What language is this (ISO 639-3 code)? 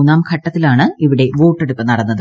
mal